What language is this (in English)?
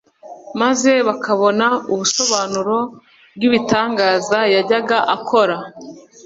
Kinyarwanda